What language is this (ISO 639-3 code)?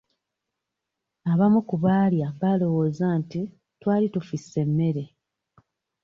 lug